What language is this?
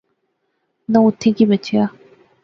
Pahari-Potwari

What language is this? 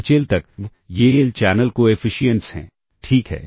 Hindi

